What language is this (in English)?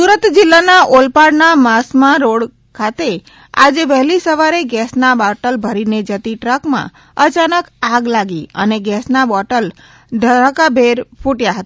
Gujarati